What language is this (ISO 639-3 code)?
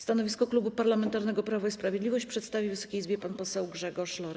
pol